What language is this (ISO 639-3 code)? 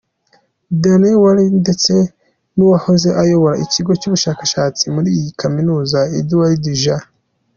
kin